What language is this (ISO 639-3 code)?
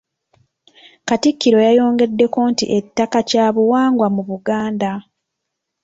lug